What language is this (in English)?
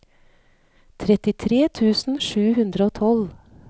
Norwegian